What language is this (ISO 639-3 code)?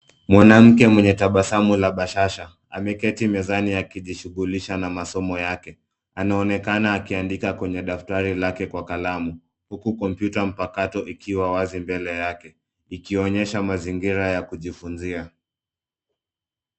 swa